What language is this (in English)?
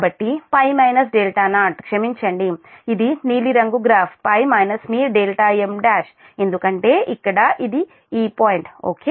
Telugu